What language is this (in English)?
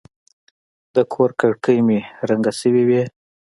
Pashto